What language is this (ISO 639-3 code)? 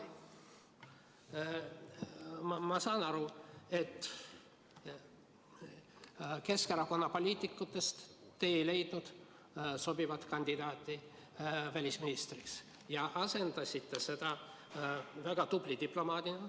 est